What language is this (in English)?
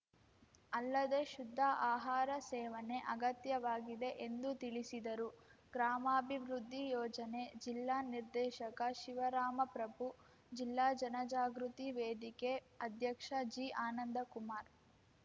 Kannada